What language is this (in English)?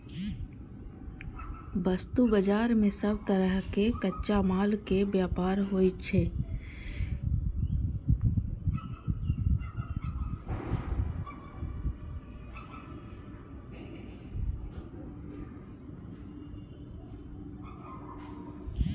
Maithili